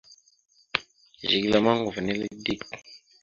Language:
Mada (Cameroon)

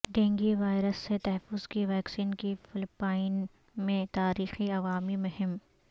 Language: Urdu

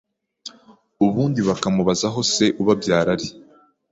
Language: Kinyarwanda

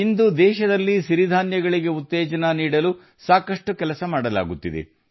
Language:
Kannada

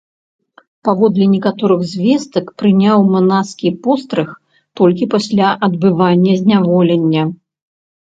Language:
Belarusian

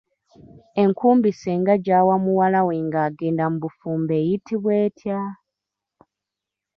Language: Ganda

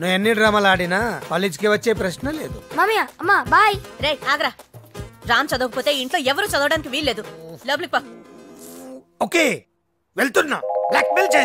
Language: Italian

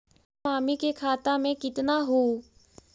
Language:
Magahi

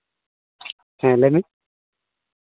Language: Santali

